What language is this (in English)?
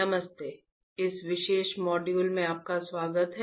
Hindi